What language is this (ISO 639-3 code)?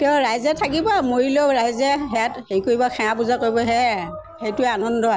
asm